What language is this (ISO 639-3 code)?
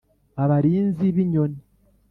kin